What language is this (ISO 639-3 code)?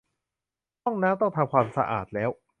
tha